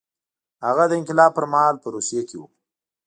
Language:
Pashto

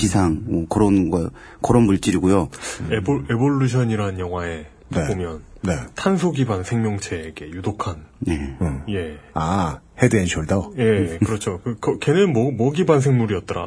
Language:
Korean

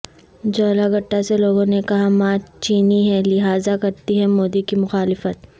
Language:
Urdu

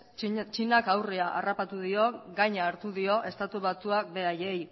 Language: Basque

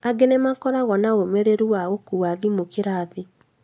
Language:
Kikuyu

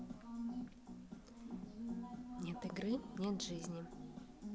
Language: Russian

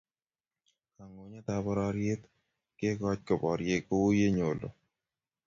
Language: Kalenjin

